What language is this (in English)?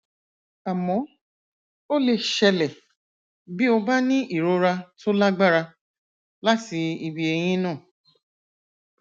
Yoruba